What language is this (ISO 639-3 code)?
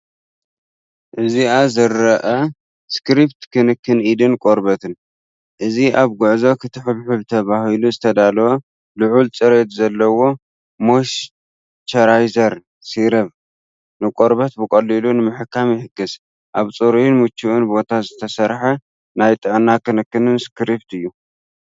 tir